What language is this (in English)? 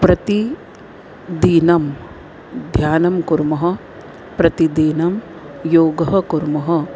Sanskrit